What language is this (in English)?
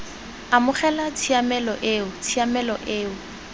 Tswana